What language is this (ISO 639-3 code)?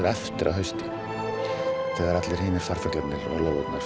isl